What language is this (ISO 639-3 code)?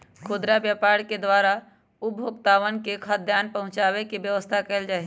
mag